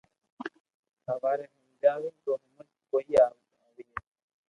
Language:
Loarki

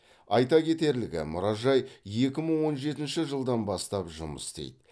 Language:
Kazakh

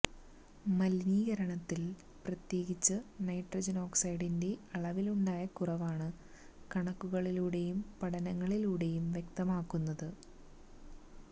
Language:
Malayalam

